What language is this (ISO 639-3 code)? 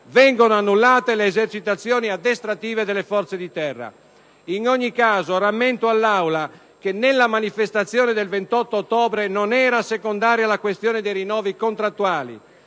ita